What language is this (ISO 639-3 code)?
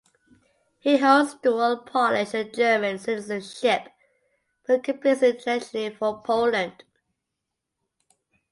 eng